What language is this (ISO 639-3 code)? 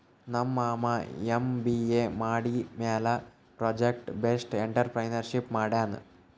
kan